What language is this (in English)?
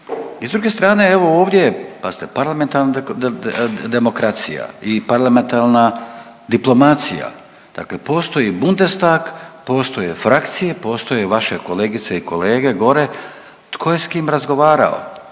Croatian